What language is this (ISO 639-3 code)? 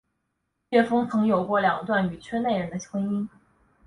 zho